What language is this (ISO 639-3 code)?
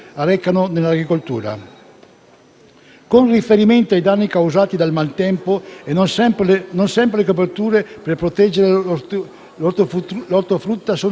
ita